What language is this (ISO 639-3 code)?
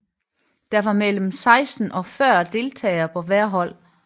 dan